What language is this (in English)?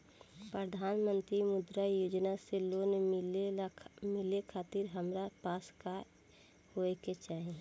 Bhojpuri